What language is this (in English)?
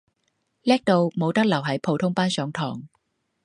Cantonese